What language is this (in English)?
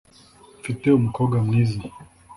Kinyarwanda